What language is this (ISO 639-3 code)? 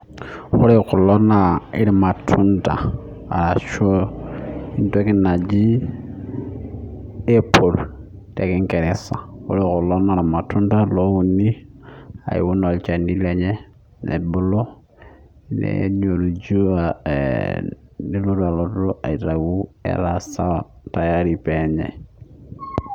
mas